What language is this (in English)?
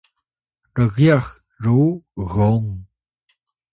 Atayal